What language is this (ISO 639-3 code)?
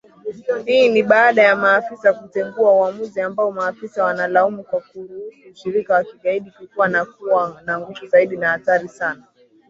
swa